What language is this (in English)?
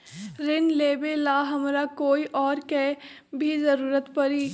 Magahi